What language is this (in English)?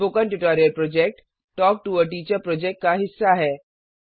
Hindi